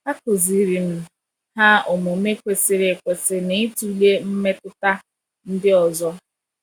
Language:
Igbo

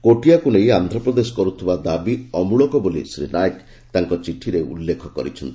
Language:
Odia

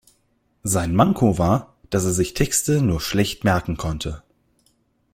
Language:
German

